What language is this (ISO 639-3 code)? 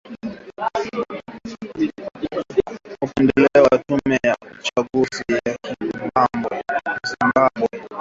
swa